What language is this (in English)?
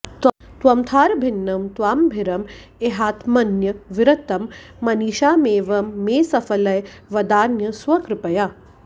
Sanskrit